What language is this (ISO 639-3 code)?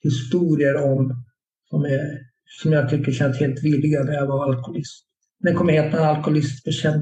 swe